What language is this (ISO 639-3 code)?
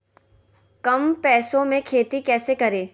mag